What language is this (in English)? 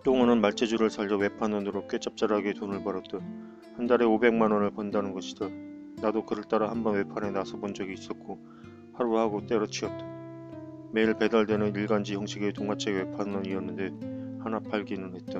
Korean